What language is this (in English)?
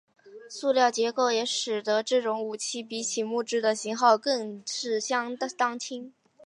Chinese